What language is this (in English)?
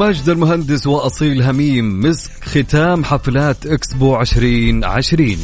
Arabic